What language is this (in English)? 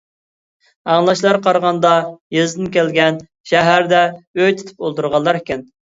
Uyghur